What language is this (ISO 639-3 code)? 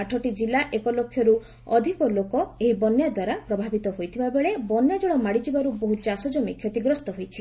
ori